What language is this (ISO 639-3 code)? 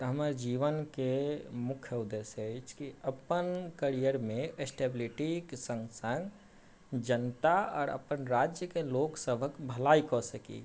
mai